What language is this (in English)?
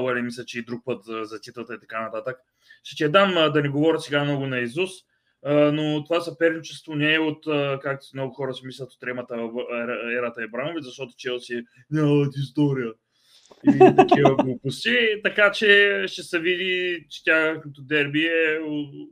Bulgarian